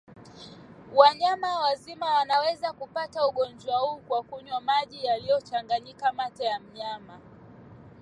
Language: Swahili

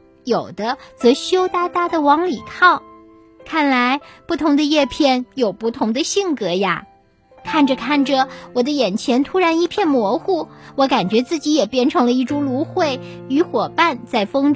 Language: Chinese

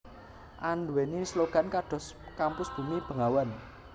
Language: Javanese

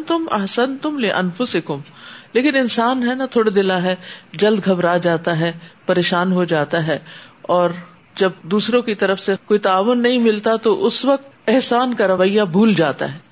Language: Urdu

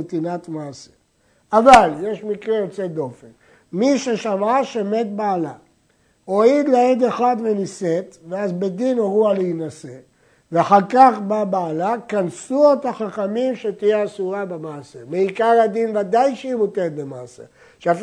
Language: Hebrew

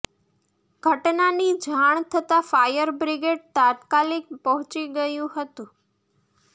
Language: Gujarati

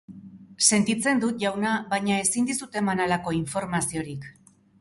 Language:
Basque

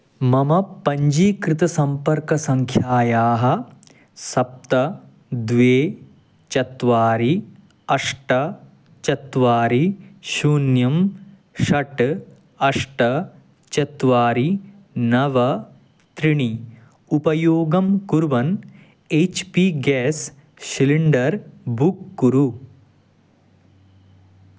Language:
Sanskrit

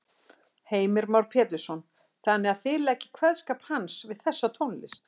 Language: Icelandic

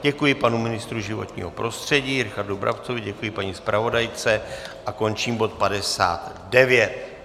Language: Czech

